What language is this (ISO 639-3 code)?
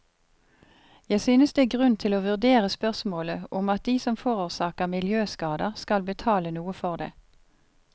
nor